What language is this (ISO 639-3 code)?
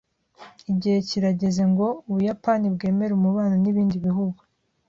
kin